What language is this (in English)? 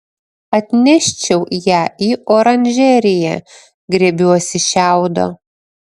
Lithuanian